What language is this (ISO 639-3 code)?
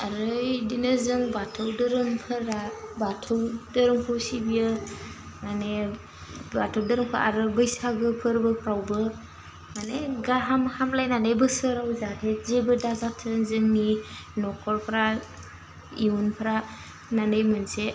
brx